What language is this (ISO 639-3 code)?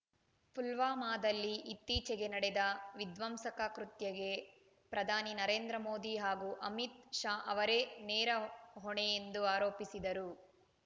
kan